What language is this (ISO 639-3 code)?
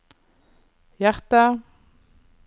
nor